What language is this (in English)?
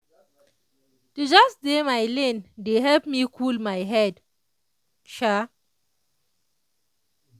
Nigerian Pidgin